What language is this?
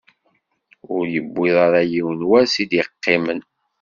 Kabyle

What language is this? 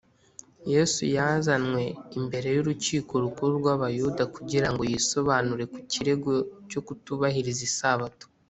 Kinyarwanda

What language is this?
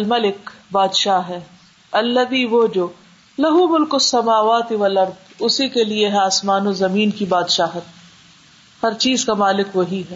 Urdu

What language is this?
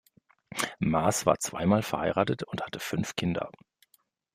German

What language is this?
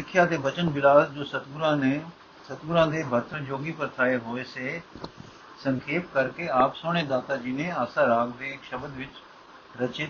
Punjabi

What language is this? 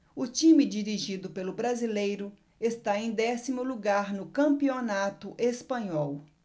Portuguese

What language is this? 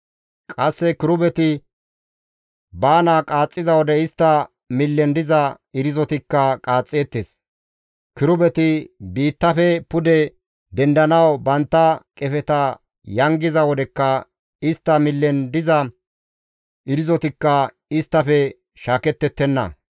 Gamo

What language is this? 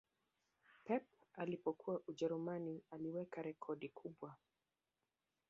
Swahili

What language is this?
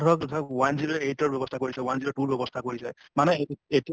Assamese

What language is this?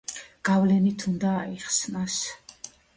Georgian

